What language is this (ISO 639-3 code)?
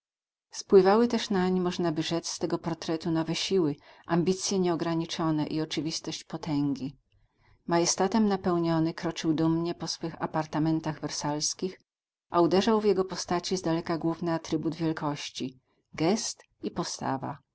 pol